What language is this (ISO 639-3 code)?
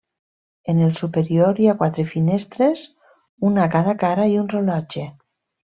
cat